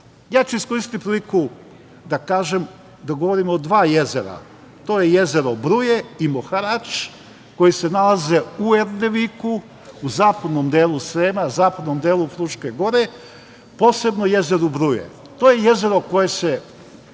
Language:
Serbian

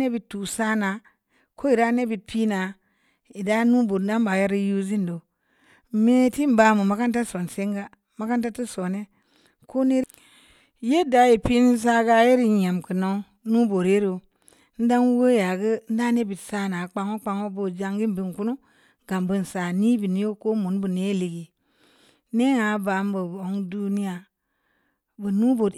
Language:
Samba Leko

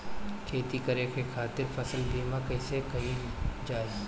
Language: Bhojpuri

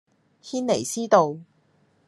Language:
Cantonese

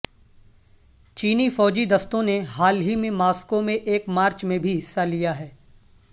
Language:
Urdu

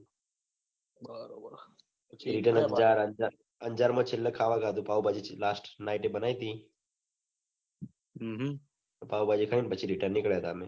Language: Gujarati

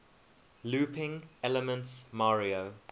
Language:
English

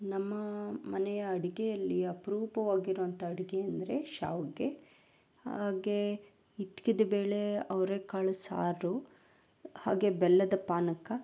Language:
Kannada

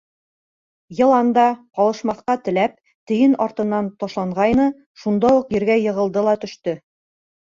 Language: Bashkir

